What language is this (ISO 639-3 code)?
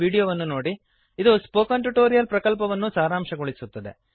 kan